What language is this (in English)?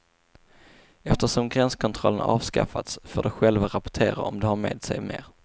Swedish